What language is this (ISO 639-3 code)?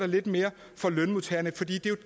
dan